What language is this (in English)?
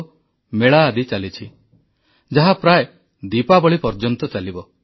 Odia